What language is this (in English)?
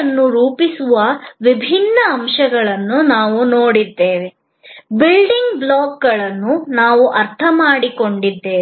Kannada